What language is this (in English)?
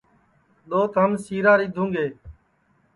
Sansi